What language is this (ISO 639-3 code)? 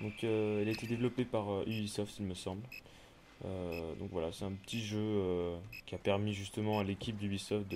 fra